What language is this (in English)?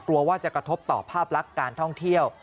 Thai